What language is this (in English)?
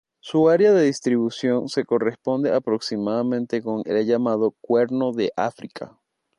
Spanish